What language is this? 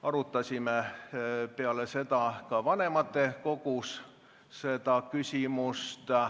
Estonian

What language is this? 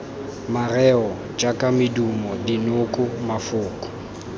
Tswana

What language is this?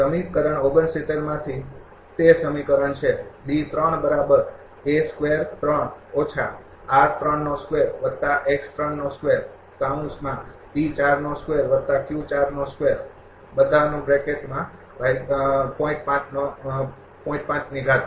Gujarati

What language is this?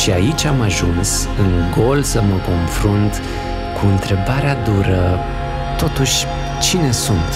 Romanian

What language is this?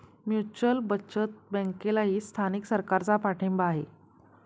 Marathi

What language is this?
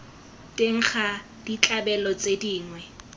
Tswana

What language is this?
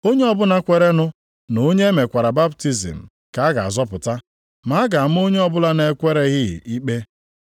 Igbo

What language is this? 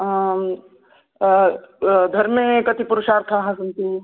Sanskrit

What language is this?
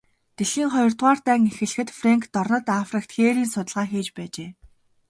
Mongolian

